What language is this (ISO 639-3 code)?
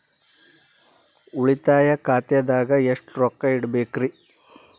kan